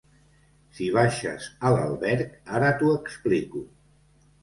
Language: Catalan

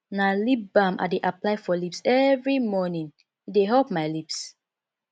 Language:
Nigerian Pidgin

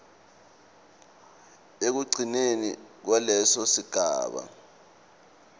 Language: Swati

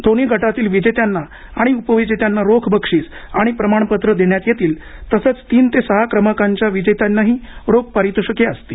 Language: Marathi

